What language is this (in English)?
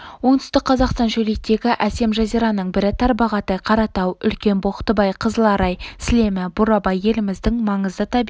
Kazakh